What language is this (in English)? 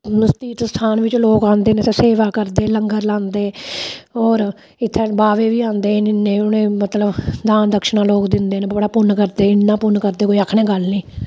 Dogri